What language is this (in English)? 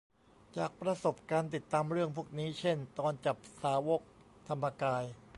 Thai